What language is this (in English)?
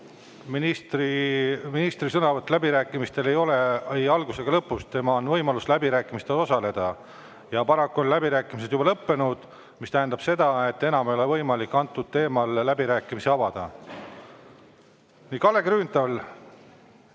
Estonian